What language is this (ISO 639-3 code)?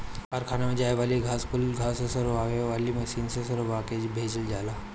bho